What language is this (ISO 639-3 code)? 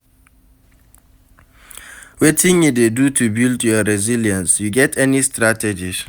pcm